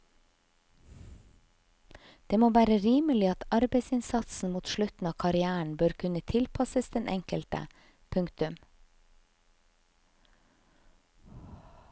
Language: Norwegian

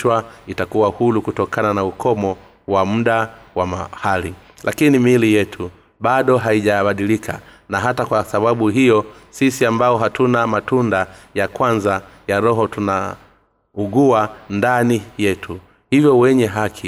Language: Swahili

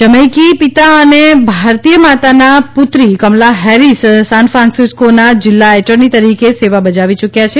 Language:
Gujarati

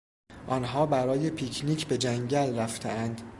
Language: Persian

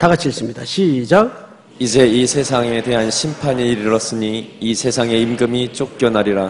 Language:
Korean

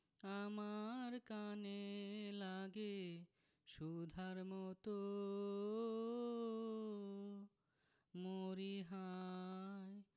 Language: Bangla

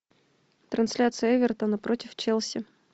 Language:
Russian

